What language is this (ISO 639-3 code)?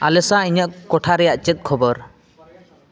sat